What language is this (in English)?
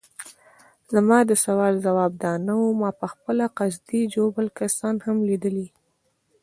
Pashto